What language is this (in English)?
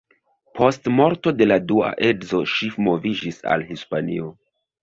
Esperanto